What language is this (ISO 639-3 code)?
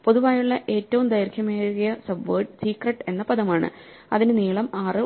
mal